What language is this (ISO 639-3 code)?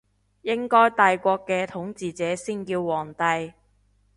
yue